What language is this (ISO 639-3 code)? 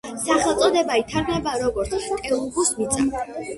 kat